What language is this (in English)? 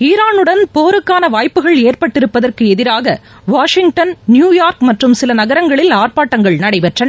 Tamil